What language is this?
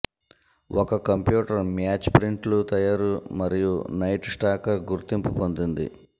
Telugu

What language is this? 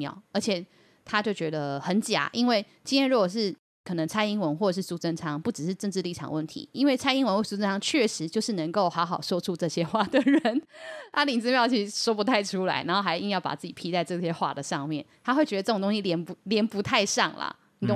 Chinese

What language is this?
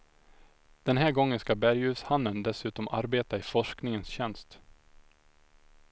Swedish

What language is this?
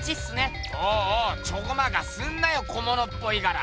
Japanese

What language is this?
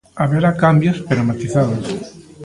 Galician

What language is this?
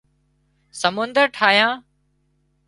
Wadiyara Koli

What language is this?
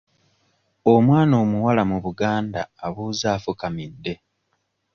Ganda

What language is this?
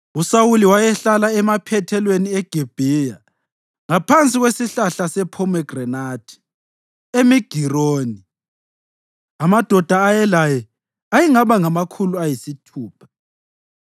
North Ndebele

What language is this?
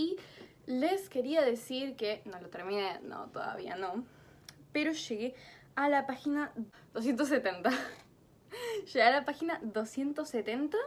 Spanish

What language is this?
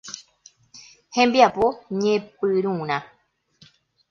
Guarani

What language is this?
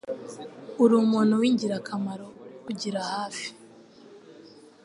Kinyarwanda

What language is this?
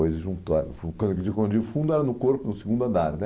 Portuguese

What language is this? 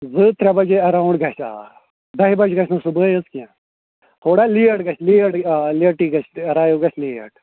Kashmiri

